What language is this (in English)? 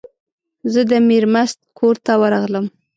Pashto